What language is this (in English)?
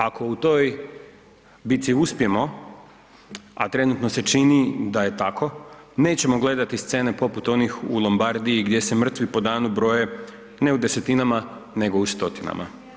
Croatian